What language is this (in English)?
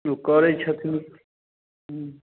Maithili